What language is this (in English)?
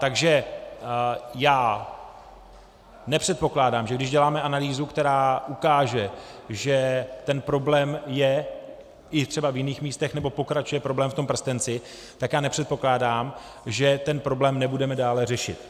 Czech